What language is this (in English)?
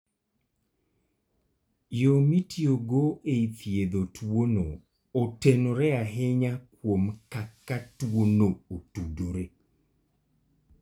Luo (Kenya and Tanzania)